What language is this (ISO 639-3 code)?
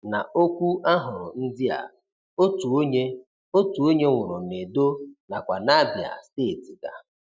ibo